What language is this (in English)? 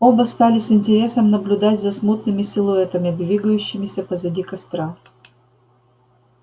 Russian